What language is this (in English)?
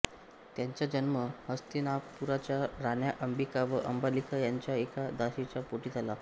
Marathi